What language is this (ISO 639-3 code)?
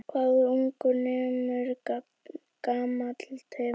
isl